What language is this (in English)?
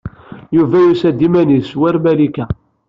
Kabyle